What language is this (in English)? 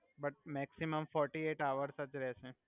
Gujarati